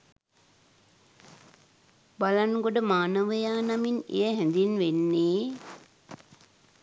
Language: Sinhala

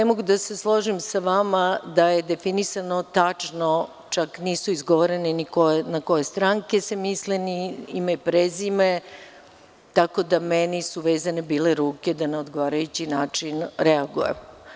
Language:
Serbian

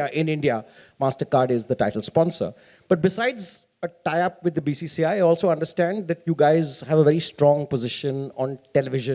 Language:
English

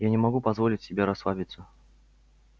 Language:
Russian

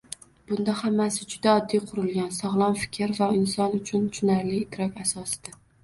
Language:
Uzbek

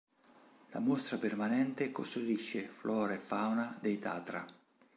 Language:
Italian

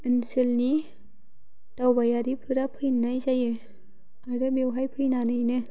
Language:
Bodo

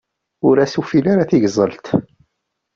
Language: Kabyle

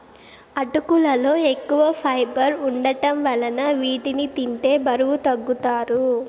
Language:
Telugu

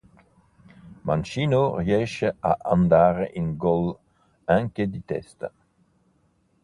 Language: Italian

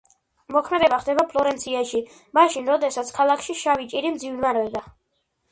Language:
Georgian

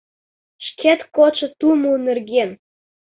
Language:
Mari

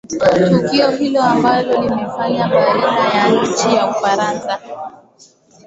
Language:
Swahili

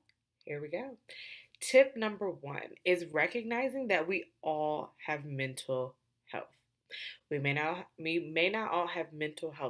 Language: English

